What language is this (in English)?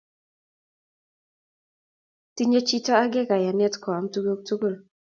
Kalenjin